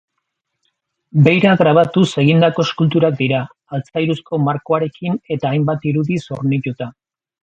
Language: Basque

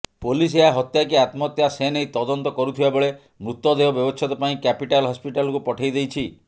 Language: Odia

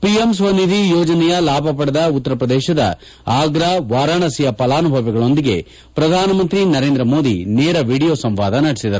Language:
Kannada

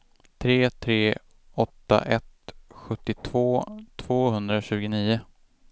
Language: Swedish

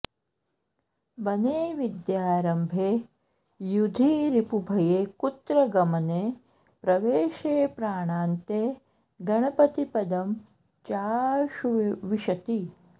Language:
Sanskrit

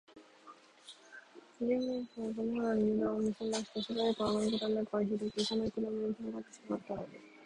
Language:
Japanese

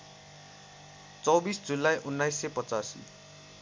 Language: Nepali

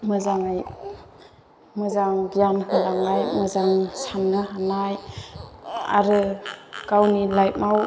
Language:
Bodo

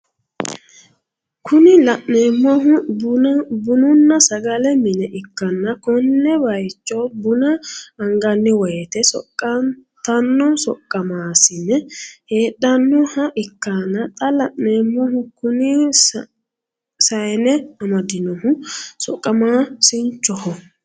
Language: Sidamo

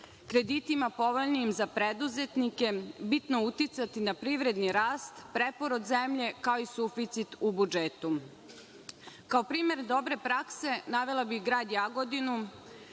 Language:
Serbian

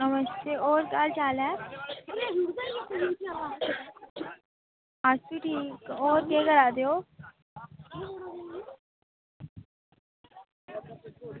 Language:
Dogri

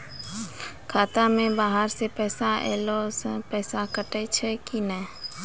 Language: Maithili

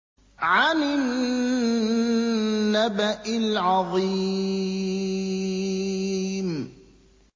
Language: Arabic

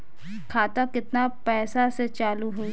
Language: Bhojpuri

